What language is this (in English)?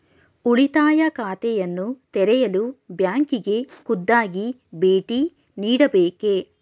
Kannada